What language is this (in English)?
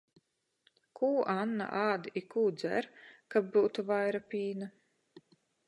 Latgalian